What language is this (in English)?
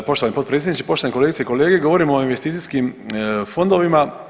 Croatian